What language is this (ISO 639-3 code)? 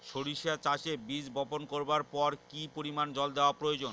ben